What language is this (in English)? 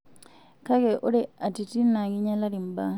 Masai